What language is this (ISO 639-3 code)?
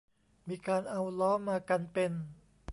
tha